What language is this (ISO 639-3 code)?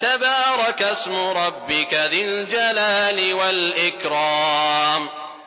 ara